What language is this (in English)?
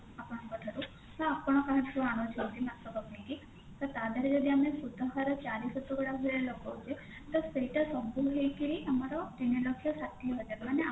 Odia